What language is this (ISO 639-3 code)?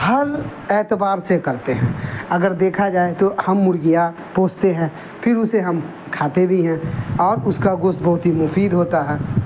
urd